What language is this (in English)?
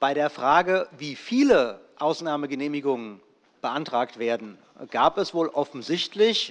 German